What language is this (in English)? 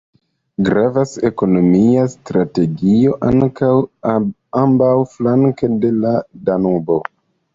Esperanto